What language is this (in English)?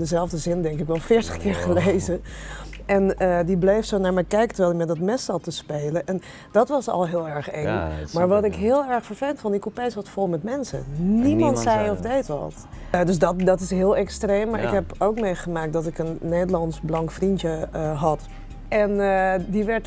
Dutch